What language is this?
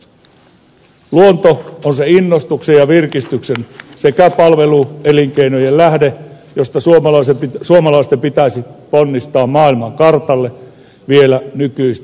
Finnish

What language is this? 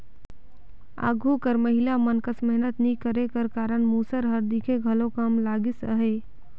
Chhattisgarhi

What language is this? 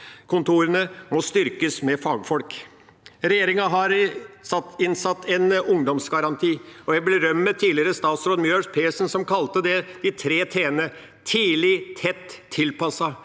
Norwegian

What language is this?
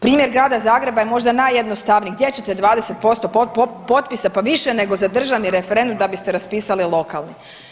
Croatian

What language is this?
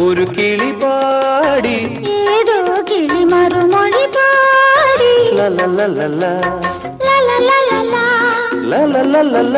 Malayalam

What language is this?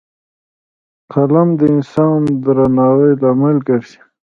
Pashto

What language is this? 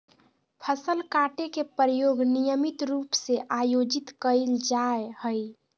Magahi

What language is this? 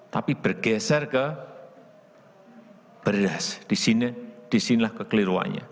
Indonesian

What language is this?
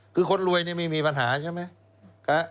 Thai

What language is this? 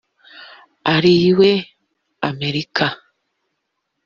Kinyarwanda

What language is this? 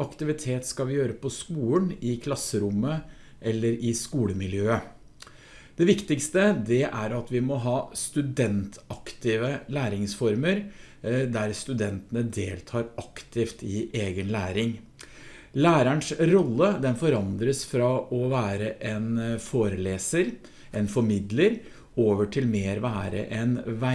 Norwegian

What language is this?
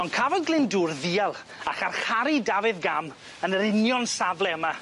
Welsh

